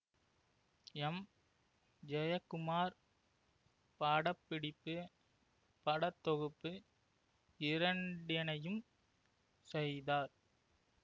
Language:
Tamil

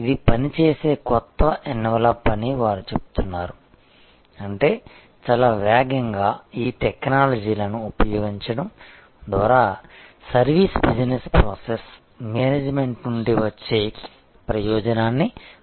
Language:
Telugu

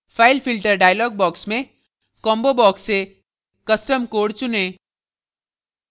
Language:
Hindi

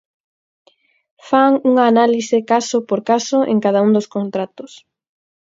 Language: Galician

